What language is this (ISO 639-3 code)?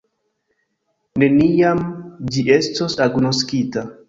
epo